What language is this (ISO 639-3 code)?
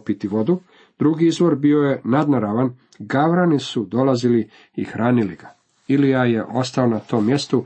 hrv